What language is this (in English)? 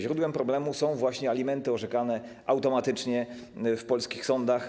Polish